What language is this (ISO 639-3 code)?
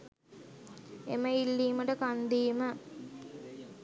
sin